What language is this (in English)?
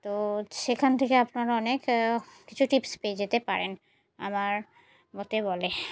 Bangla